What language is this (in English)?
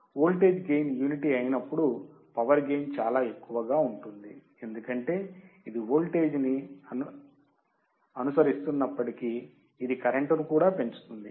Telugu